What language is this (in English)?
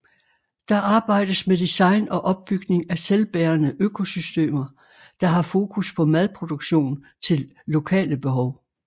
Danish